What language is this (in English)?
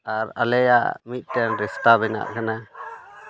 Santali